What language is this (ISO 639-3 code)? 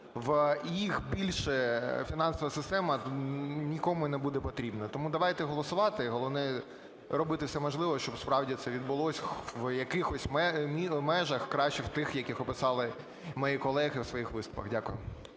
ukr